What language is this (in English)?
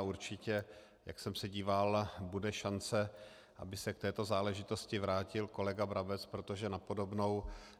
Czech